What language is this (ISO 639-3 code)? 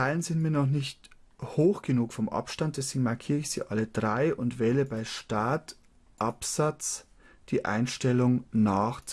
deu